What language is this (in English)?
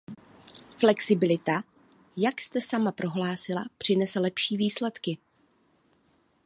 Czech